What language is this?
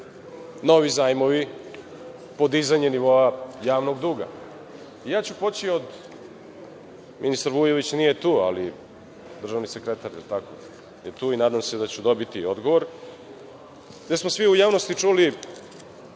Serbian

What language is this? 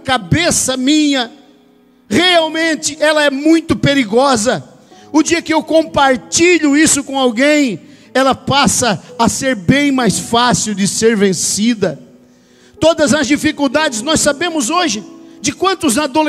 Portuguese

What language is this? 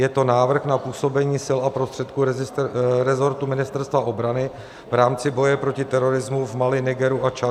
Czech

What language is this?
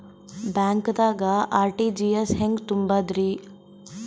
Kannada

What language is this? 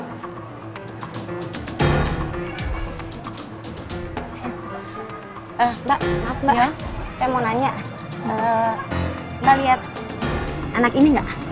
Indonesian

